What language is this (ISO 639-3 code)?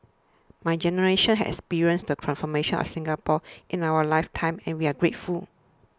eng